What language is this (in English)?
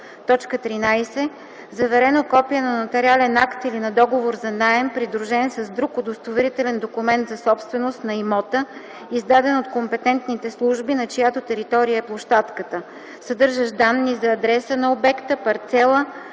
Bulgarian